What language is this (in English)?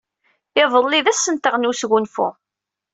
Kabyle